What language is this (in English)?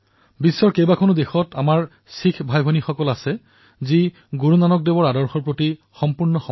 Assamese